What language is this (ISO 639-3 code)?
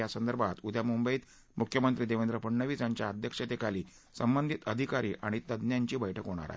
mar